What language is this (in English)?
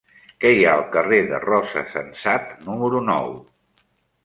Catalan